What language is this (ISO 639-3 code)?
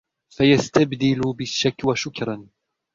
ara